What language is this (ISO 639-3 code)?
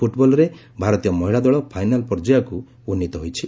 ori